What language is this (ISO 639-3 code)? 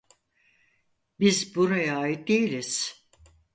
tur